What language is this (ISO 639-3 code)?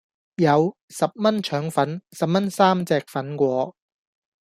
yue